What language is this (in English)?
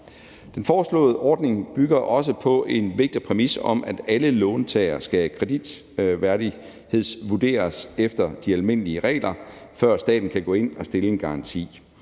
Danish